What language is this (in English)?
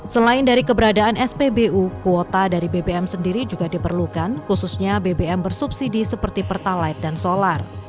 Indonesian